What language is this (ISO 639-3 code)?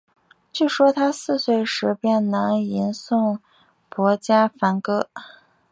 zho